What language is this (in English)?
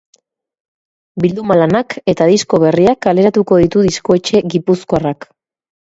Basque